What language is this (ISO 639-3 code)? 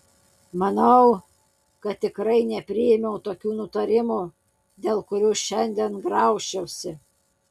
lit